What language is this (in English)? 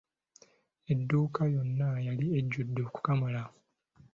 Ganda